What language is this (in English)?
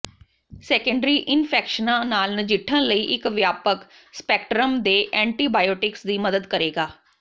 Punjabi